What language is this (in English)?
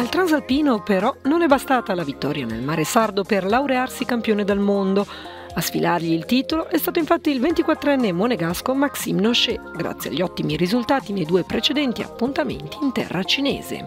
Italian